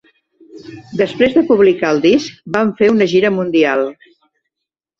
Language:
Catalan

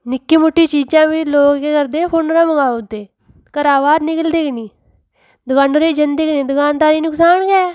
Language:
Dogri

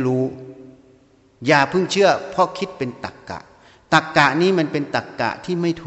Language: Thai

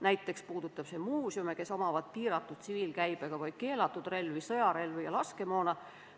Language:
Estonian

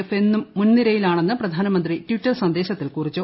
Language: Malayalam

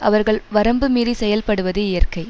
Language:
Tamil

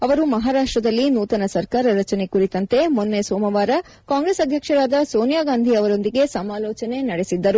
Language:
Kannada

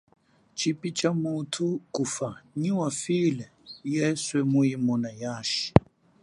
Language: Chokwe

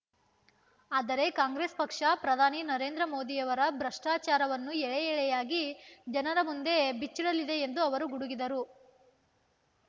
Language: Kannada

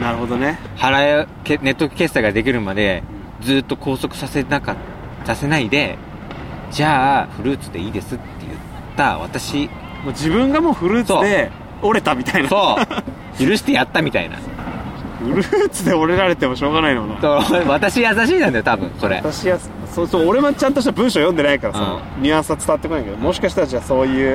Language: Japanese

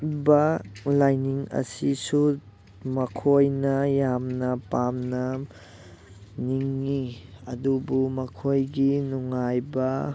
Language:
Manipuri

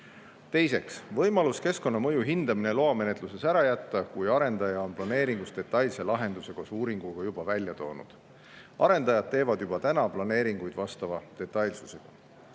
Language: Estonian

